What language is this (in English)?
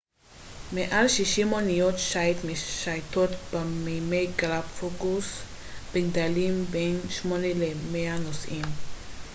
Hebrew